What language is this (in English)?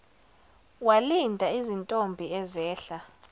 Zulu